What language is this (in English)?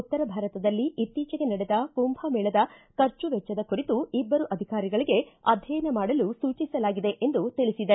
Kannada